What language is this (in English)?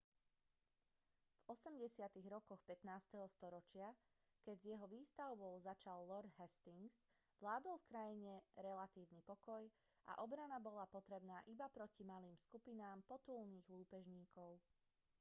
Slovak